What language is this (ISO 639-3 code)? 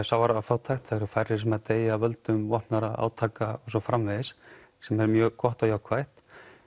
isl